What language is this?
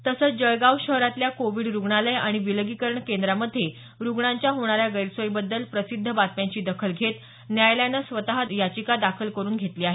Marathi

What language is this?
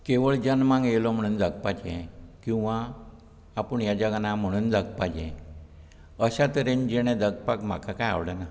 Konkani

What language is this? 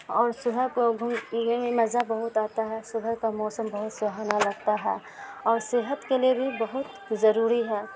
Urdu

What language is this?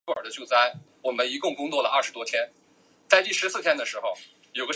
Chinese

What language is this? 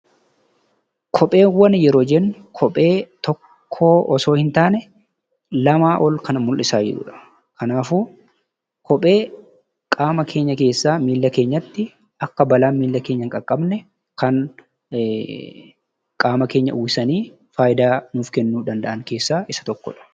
Oromo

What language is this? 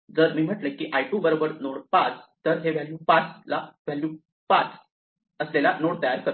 Marathi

